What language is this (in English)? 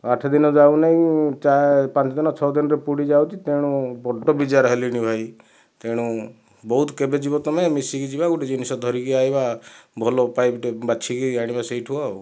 Odia